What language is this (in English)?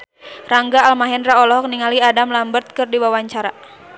Sundanese